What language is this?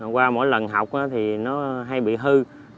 Vietnamese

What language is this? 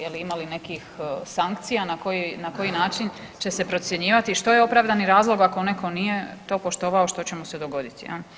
Croatian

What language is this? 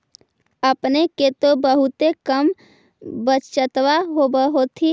Magahi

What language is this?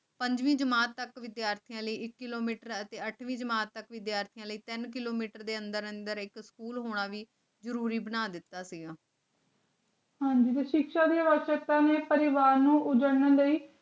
Punjabi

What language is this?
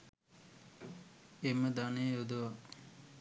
Sinhala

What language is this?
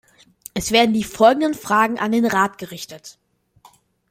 German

